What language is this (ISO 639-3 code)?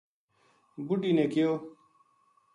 gju